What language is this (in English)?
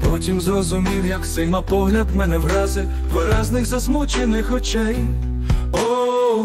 Ukrainian